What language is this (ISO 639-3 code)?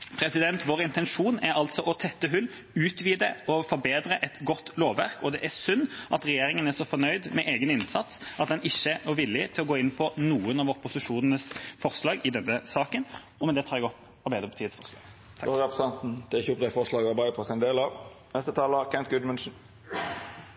nor